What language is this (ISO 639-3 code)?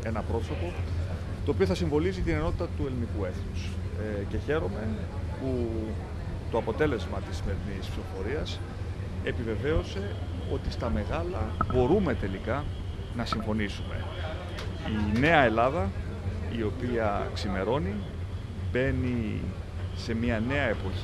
ell